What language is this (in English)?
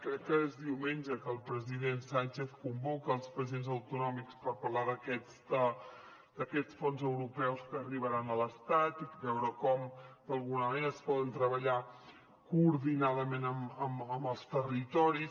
Catalan